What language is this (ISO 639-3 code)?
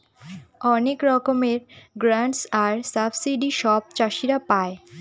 ben